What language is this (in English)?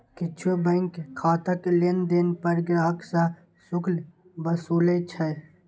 Maithili